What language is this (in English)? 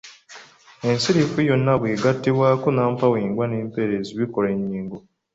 Ganda